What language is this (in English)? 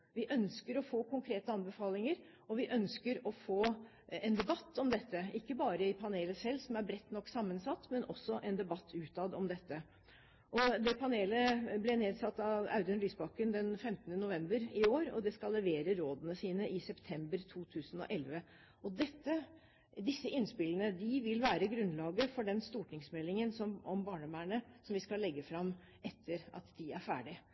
Norwegian Bokmål